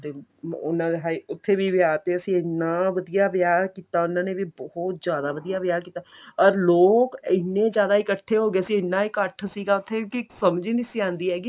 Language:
Punjabi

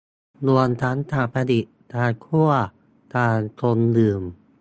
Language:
Thai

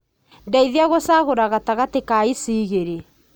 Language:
Kikuyu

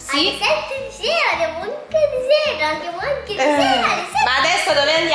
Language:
Italian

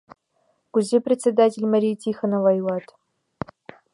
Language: Mari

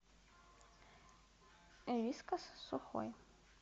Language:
Russian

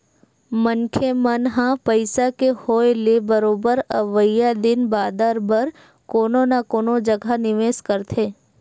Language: Chhattisgarhi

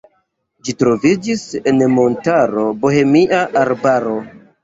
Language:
Esperanto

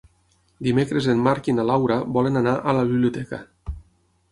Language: Catalan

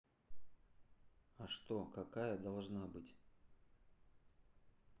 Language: Russian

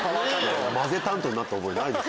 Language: Japanese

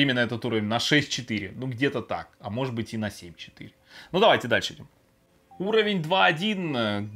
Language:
Russian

